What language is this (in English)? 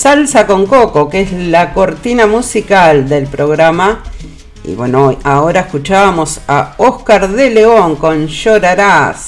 Spanish